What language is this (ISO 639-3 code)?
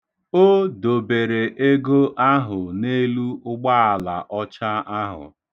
ibo